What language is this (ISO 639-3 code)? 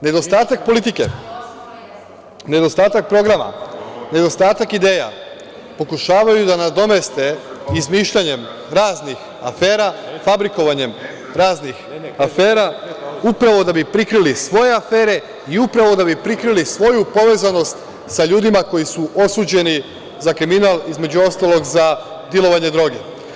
srp